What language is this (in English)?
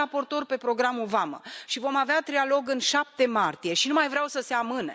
Romanian